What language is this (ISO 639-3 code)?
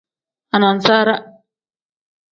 kdh